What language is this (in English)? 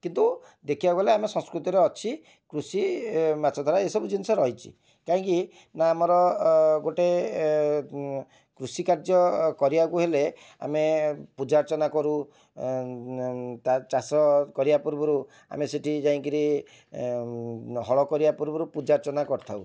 Odia